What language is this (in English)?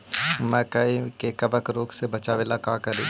Magahi